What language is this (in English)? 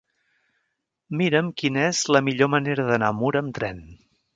Catalan